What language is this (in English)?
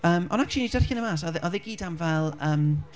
Welsh